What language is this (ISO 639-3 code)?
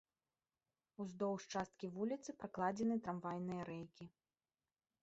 bel